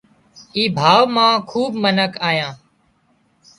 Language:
Wadiyara Koli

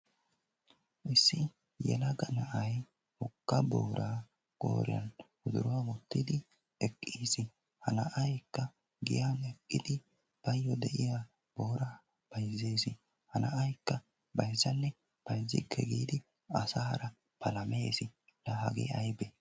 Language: Wolaytta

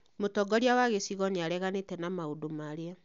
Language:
Kikuyu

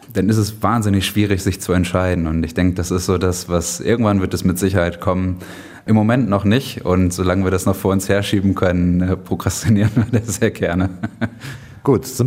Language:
German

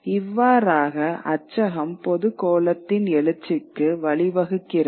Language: Tamil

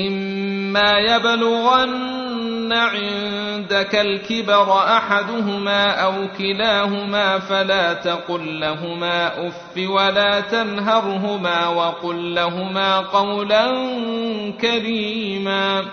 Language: Arabic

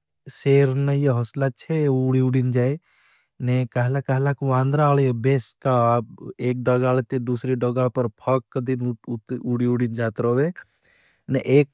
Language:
Bhili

